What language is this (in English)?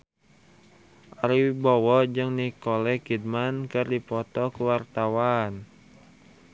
Sundanese